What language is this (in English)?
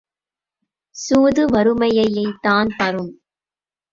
Tamil